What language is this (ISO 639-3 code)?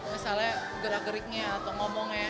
ind